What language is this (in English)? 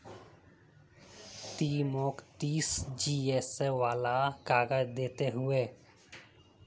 Magahi